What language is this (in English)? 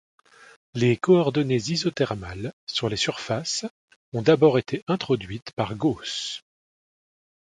French